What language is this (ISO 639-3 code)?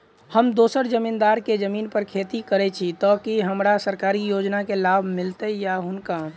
mai